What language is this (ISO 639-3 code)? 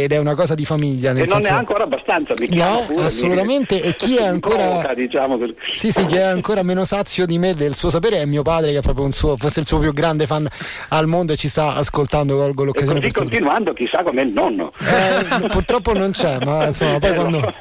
ita